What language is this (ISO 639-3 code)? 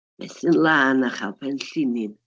cym